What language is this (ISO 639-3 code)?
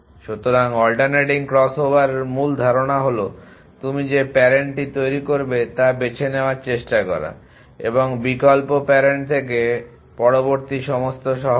ben